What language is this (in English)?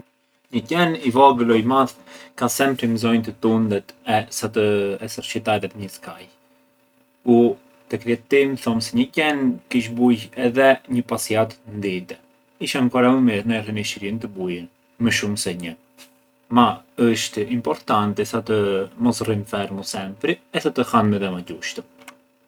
Arbëreshë Albanian